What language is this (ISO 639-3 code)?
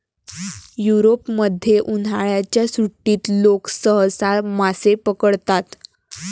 mar